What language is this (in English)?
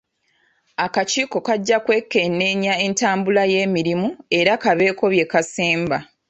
Ganda